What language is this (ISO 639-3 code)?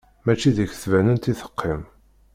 kab